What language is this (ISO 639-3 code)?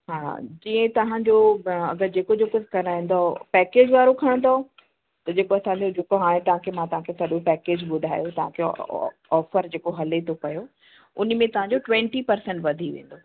snd